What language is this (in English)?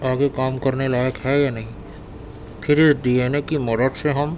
Urdu